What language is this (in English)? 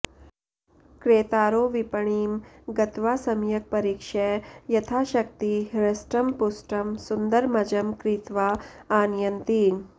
Sanskrit